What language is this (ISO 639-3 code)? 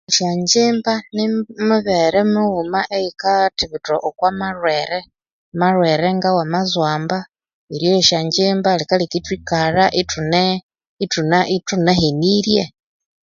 koo